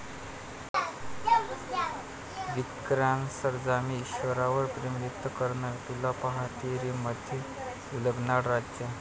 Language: Marathi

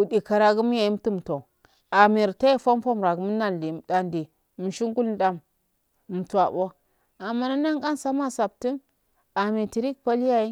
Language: Afade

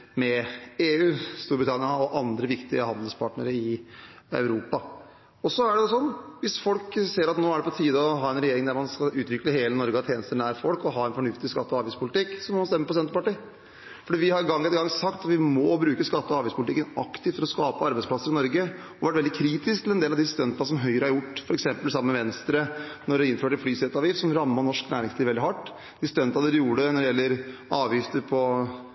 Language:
Norwegian Bokmål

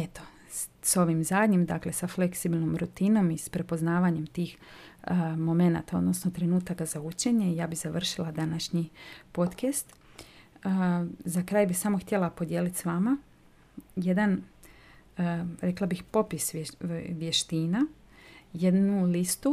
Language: Croatian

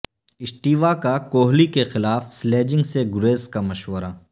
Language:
Urdu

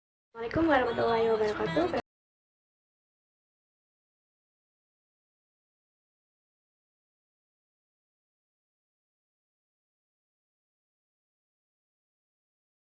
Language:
Indonesian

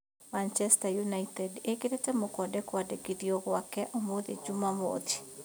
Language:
Kikuyu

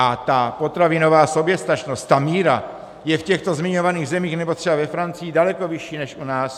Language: Czech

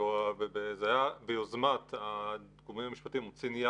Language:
Hebrew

